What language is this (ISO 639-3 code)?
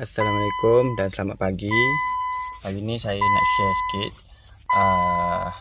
msa